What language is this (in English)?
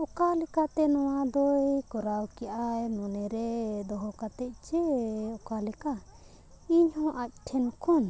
Santali